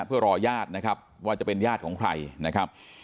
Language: Thai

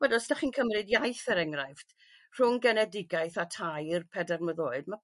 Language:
Welsh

